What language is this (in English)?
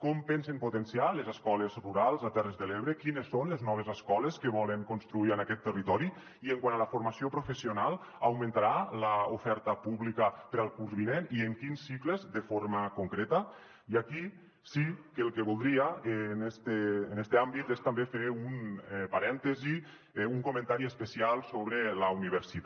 Catalan